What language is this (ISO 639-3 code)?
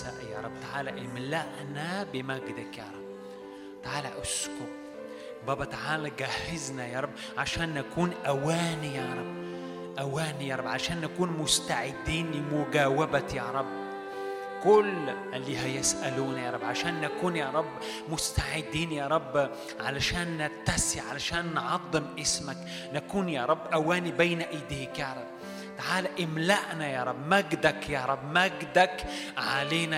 ara